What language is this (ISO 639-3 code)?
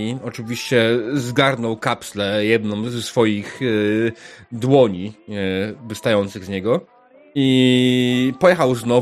pol